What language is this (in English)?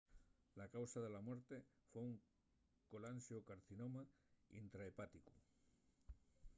Asturian